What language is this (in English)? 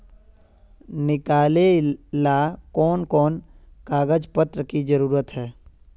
Magahi